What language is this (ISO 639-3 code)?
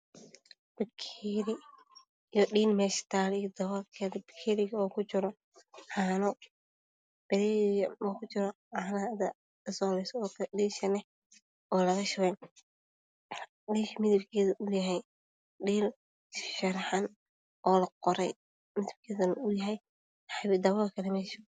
som